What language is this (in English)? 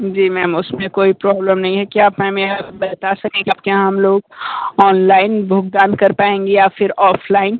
Hindi